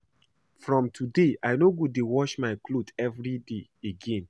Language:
Nigerian Pidgin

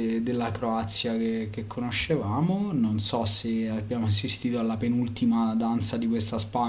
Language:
Italian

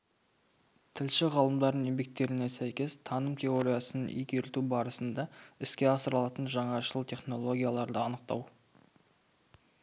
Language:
Kazakh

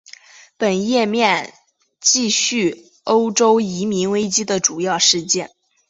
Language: Chinese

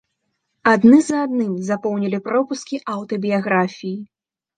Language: Belarusian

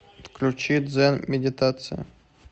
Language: Russian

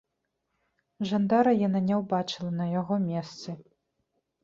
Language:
Belarusian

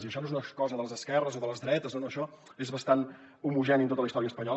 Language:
Catalan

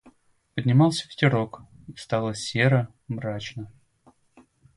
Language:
Russian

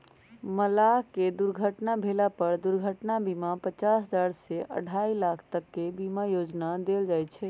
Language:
Magahi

